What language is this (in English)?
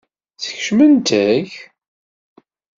Kabyle